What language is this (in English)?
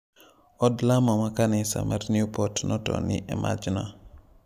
Luo (Kenya and Tanzania)